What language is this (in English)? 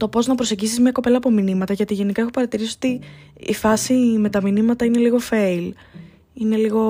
Greek